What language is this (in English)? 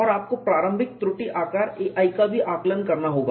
Hindi